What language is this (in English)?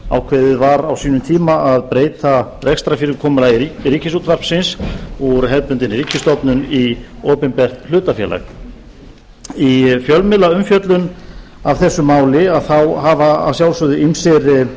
Icelandic